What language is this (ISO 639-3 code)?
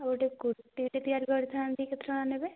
ori